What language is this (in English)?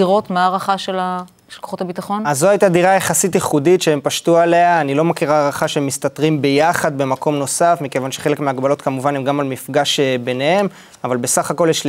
Hebrew